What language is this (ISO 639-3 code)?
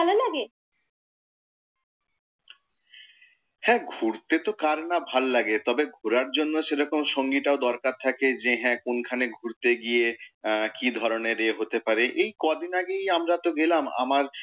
ben